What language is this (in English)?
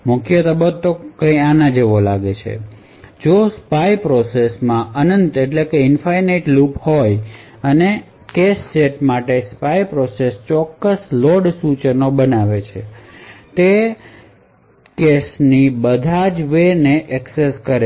Gujarati